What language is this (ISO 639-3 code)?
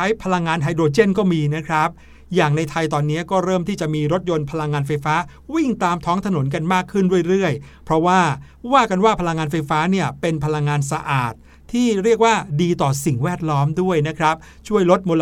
tha